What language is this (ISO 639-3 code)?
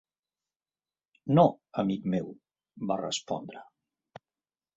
cat